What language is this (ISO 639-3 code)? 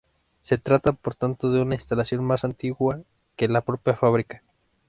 spa